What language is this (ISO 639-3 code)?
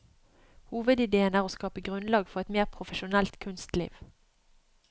nor